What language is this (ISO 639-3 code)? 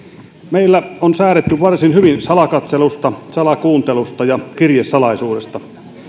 fin